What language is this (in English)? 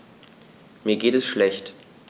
German